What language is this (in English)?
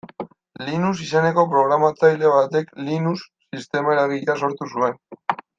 Basque